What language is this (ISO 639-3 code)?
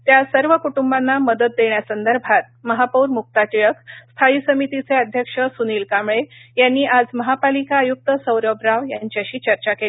mar